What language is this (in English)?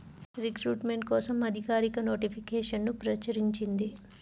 Telugu